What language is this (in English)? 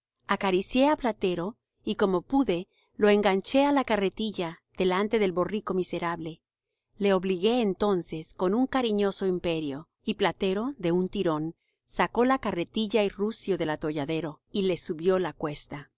Spanish